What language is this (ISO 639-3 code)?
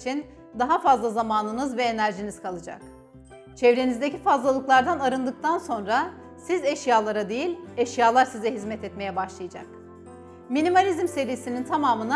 tur